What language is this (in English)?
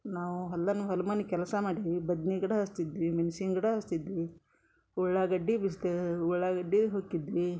Kannada